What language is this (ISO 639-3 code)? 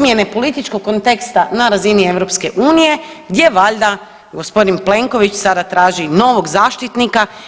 hrv